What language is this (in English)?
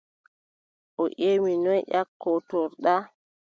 Adamawa Fulfulde